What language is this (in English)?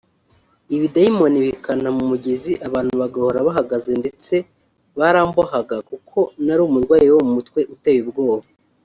Kinyarwanda